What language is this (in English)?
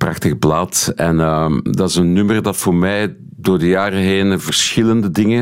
Dutch